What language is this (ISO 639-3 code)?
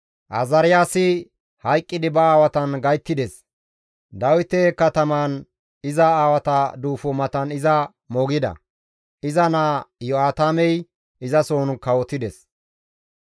gmv